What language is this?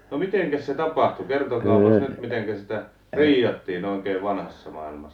Finnish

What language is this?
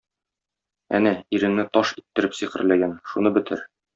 Tatar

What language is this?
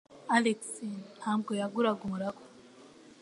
Kinyarwanda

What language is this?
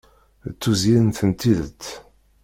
Kabyle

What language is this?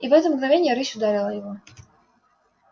Russian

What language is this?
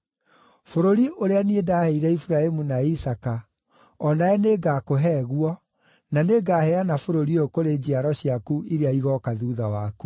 Kikuyu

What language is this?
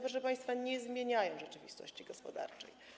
Polish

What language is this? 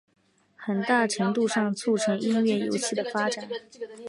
Chinese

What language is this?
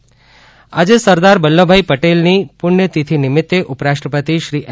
Gujarati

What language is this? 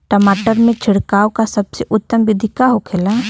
Bhojpuri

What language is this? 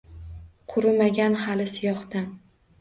Uzbek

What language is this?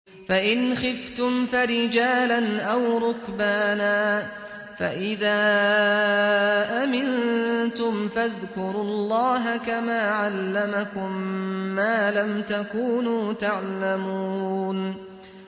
Arabic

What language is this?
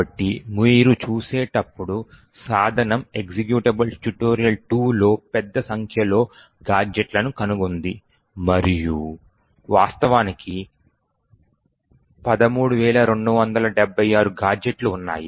Telugu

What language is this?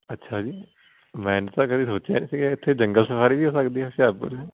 Punjabi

